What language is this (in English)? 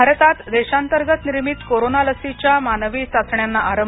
Marathi